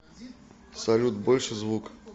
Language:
Russian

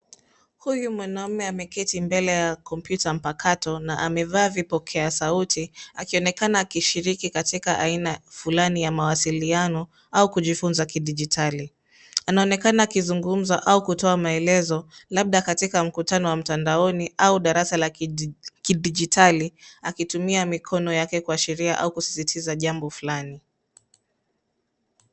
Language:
Swahili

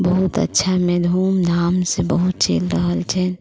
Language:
Maithili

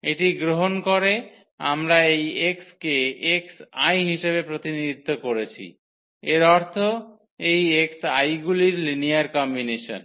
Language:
Bangla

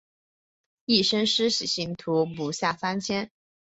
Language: Chinese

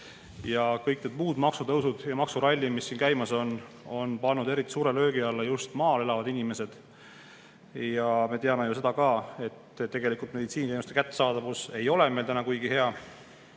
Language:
Estonian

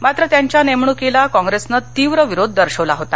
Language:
Marathi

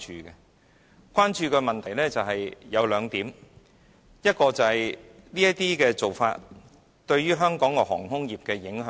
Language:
Cantonese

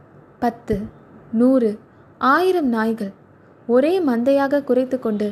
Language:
Tamil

